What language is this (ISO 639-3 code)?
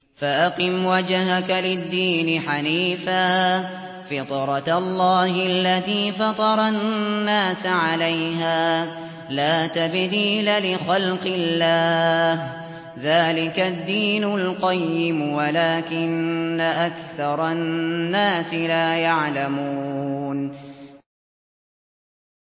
ara